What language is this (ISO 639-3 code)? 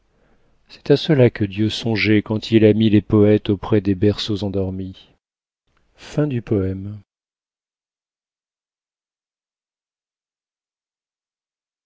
fra